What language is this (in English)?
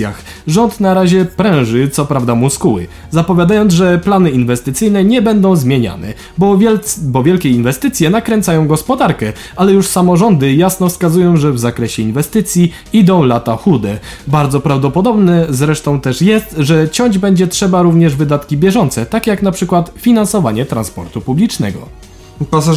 Polish